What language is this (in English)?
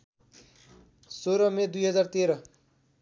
Nepali